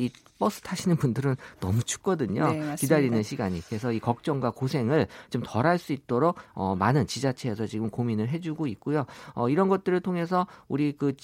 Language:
Korean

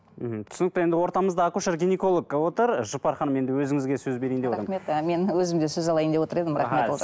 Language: Kazakh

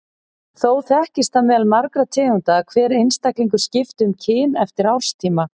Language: Icelandic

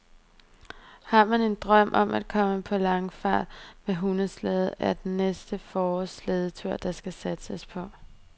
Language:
Danish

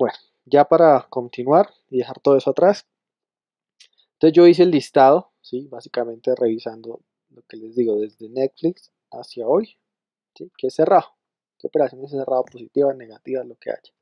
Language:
Spanish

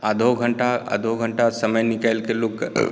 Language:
Maithili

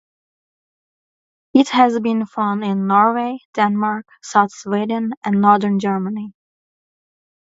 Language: English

